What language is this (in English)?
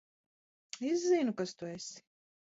Latvian